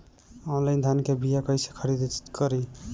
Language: Bhojpuri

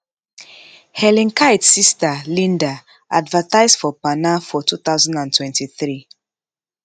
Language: Nigerian Pidgin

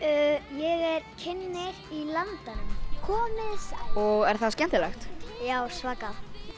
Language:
Icelandic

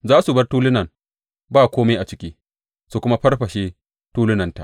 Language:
Hausa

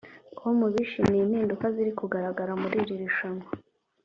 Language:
Kinyarwanda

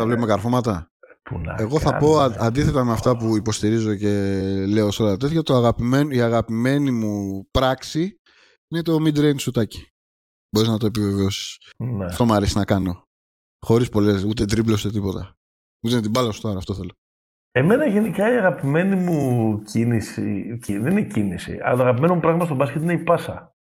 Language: Greek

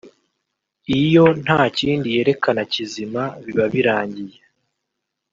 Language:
Kinyarwanda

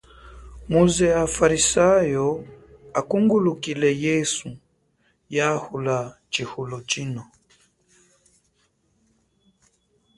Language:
Chokwe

